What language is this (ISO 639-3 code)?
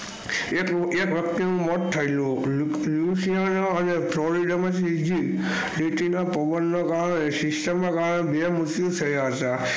guj